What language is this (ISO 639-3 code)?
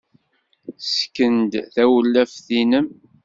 kab